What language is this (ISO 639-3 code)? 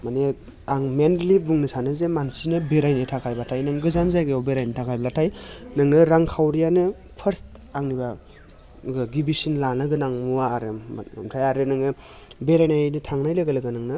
brx